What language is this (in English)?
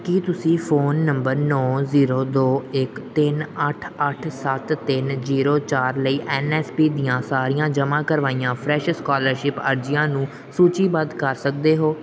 Punjabi